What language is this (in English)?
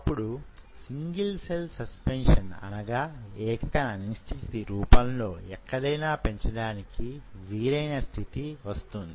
Telugu